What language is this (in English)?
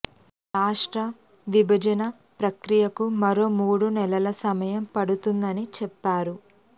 Telugu